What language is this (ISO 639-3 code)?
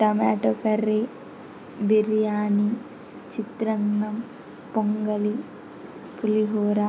tel